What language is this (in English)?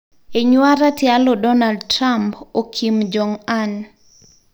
Masai